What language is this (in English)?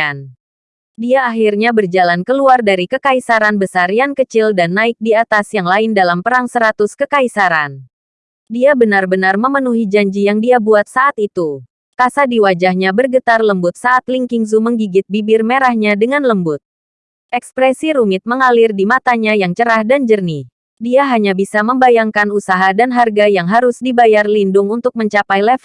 Indonesian